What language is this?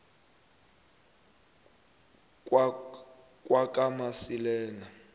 South Ndebele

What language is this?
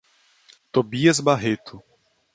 Portuguese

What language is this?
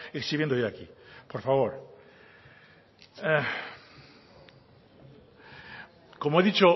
Spanish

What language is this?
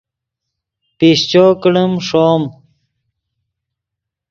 Yidgha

